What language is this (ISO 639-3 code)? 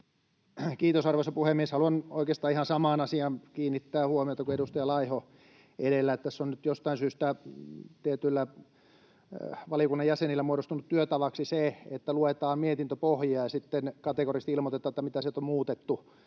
fin